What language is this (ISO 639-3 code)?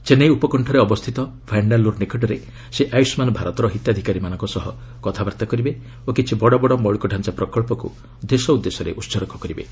ori